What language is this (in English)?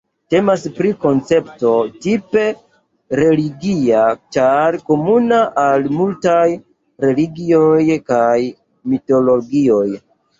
Esperanto